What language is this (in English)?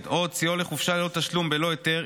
Hebrew